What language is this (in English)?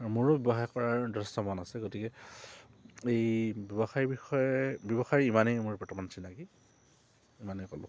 Assamese